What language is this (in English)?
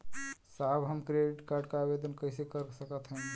Bhojpuri